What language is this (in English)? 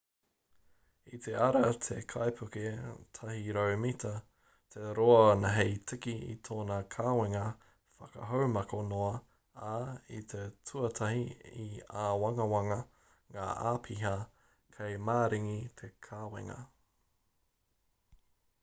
Māori